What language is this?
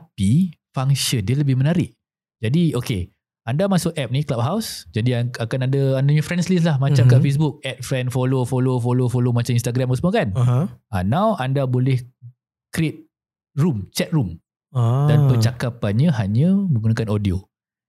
Malay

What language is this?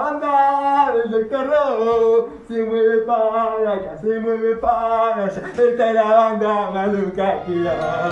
Spanish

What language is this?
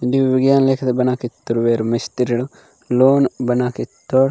Gondi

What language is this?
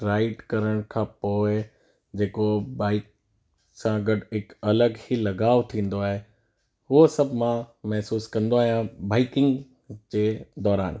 Sindhi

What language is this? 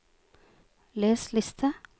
Norwegian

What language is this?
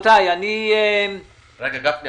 Hebrew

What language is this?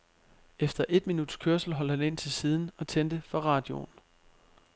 Danish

